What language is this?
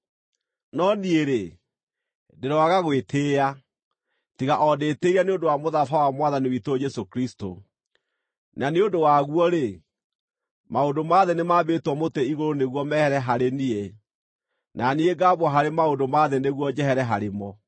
Kikuyu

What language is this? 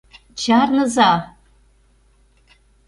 Mari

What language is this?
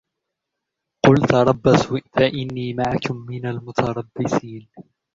Arabic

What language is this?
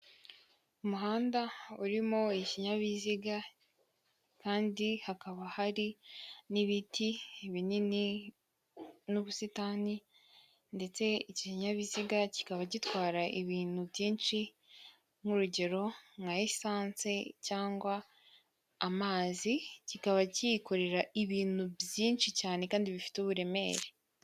Kinyarwanda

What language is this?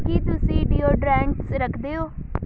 Punjabi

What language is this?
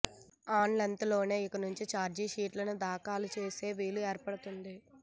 Telugu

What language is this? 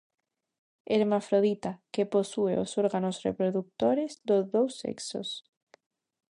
Galician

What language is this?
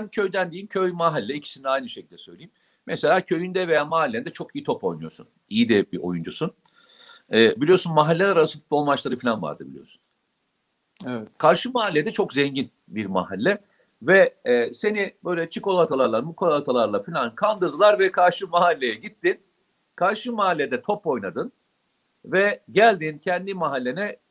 Turkish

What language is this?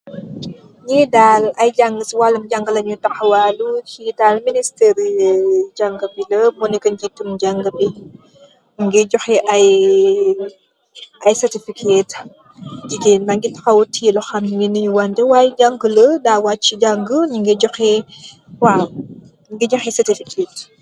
Wolof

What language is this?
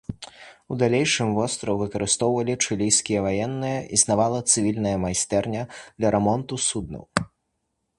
Belarusian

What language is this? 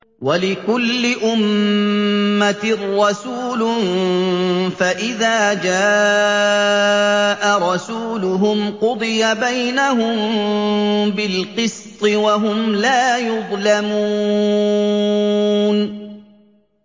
Arabic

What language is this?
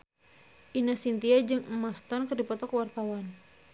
Sundanese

